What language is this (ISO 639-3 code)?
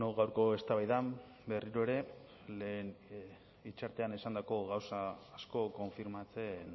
eus